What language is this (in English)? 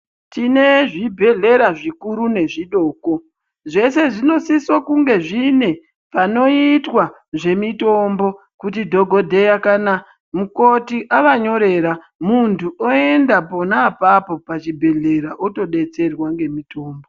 Ndau